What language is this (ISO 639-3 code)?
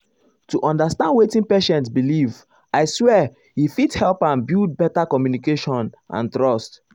pcm